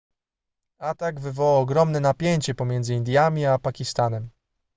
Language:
Polish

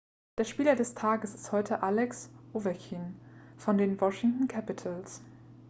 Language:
German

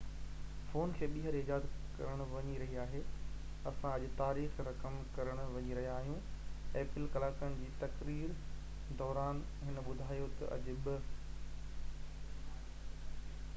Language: Sindhi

